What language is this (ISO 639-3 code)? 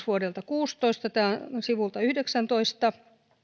fin